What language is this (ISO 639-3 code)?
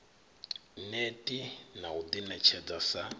ven